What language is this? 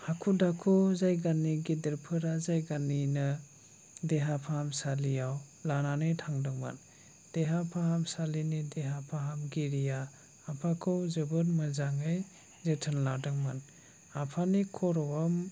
Bodo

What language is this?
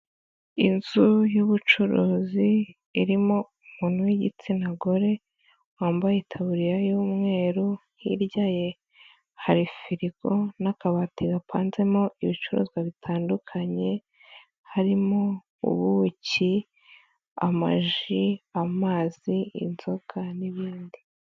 Kinyarwanda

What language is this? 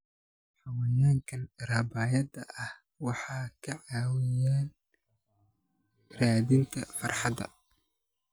Somali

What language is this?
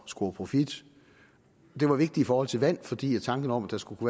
Danish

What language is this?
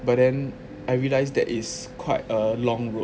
English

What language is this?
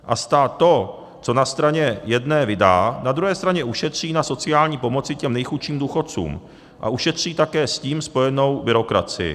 Czech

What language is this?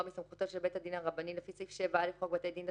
Hebrew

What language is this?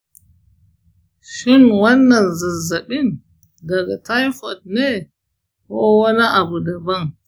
Hausa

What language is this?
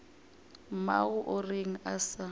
Northern Sotho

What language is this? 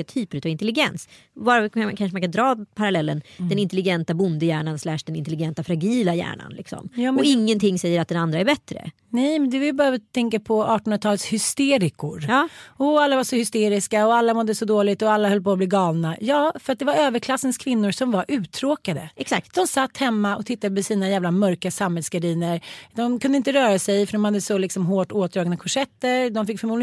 Swedish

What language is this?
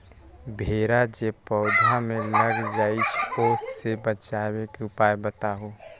Magahi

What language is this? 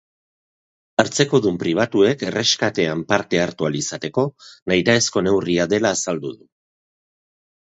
Basque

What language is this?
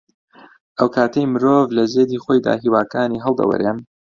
Central Kurdish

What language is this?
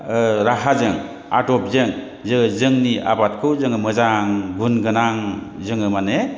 Bodo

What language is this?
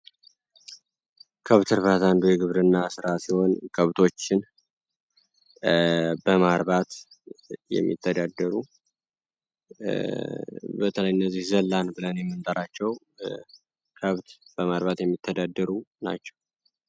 Amharic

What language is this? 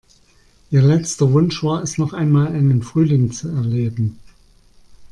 German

